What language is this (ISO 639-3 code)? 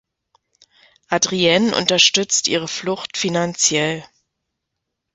deu